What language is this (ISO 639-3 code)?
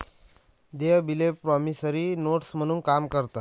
mar